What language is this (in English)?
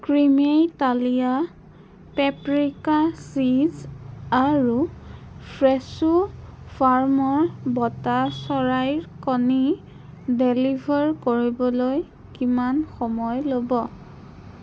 Assamese